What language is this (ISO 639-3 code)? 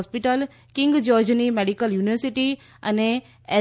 guj